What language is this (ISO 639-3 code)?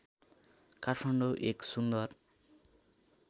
nep